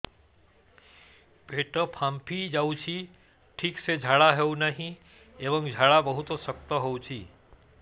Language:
Odia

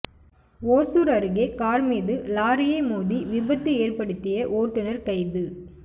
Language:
Tamil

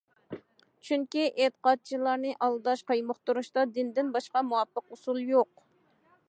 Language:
Uyghur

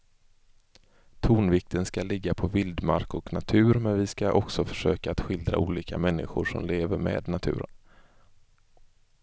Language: Swedish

